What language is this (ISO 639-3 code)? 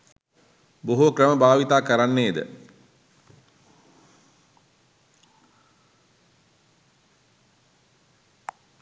sin